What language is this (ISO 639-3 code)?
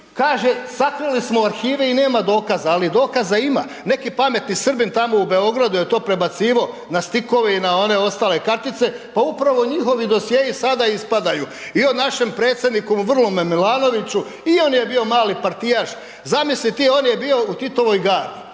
hrv